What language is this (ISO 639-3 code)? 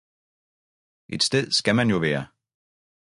dan